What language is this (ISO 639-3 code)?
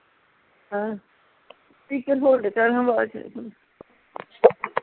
pan